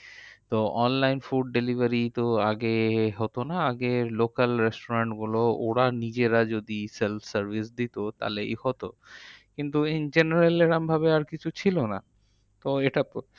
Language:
Bangla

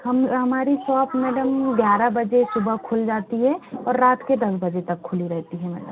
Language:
Hindi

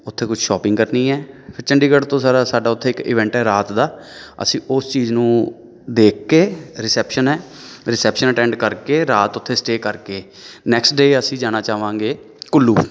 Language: Punjabi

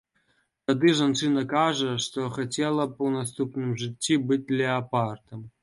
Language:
Belarusian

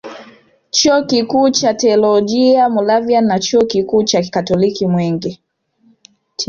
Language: Swahili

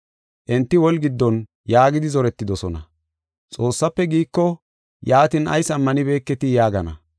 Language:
Gofa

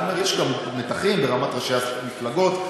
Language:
Hebrew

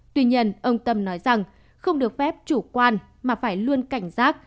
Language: Vietnamese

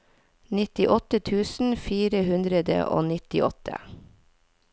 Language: Norwegian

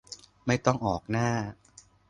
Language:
Thai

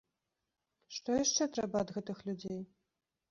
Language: Belarusian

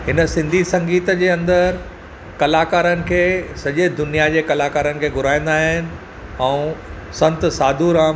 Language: Sindhi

